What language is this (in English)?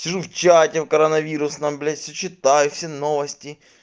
Russian